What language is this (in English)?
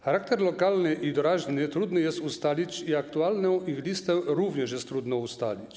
Polish